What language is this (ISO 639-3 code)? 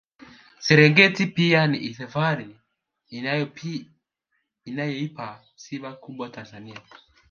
swa